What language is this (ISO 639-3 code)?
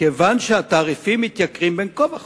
heb